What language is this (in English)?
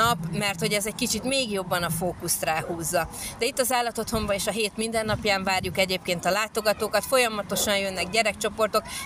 Hungarian